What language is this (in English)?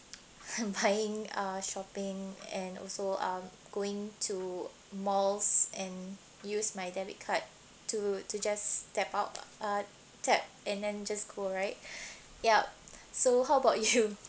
English